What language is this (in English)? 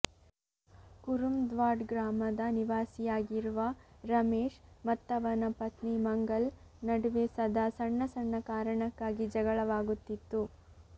Kannada